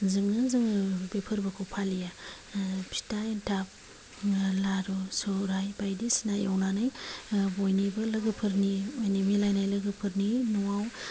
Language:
Bodo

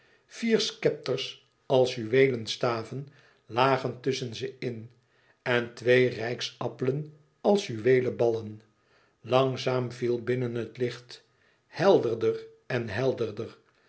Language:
Dutch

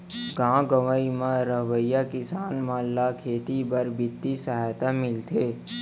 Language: Chhattisgarhi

